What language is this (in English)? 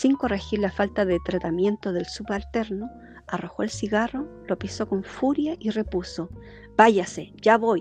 Spanish